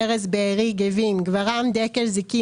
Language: Hebrew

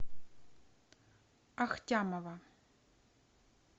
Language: Russian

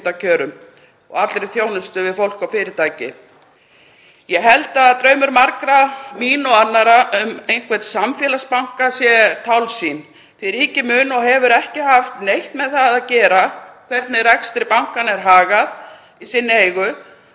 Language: Icelandic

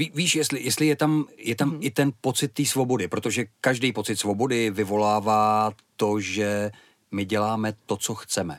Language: Czech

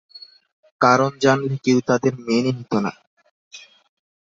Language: Bangla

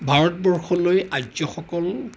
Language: Assamese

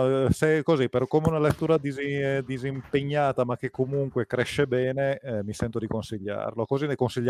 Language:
Italian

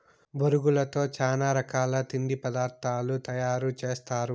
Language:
Telugu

